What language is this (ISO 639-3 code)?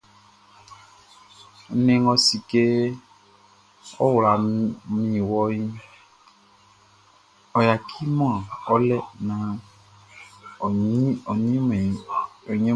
bci